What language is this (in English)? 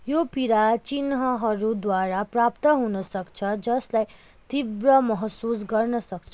Nepali